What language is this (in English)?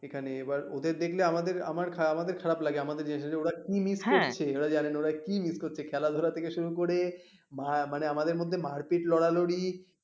Bangla